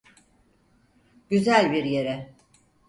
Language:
Turkish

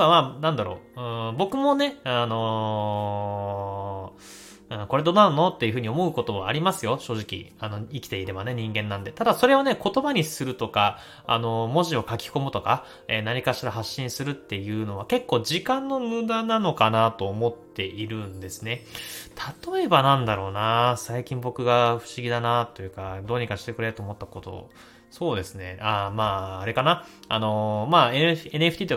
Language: Japanese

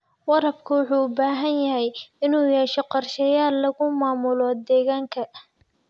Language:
Somali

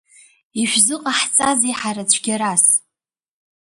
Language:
Abkhazian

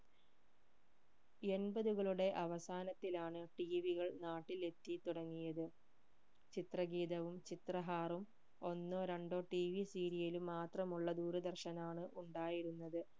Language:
Malayalam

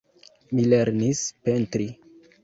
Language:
Esperanto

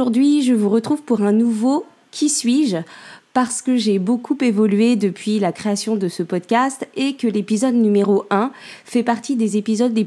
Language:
French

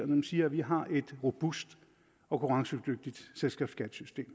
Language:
Danish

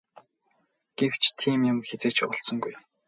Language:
Mongolian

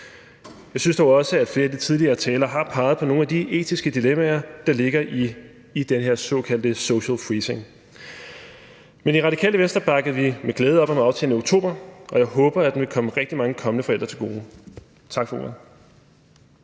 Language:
Danish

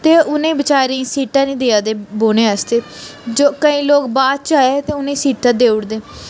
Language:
Dogri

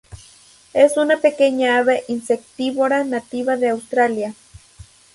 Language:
Spanish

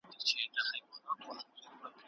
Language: Pashto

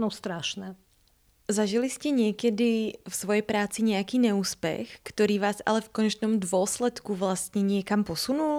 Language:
Slovak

